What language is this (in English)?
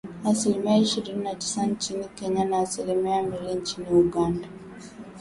Swahili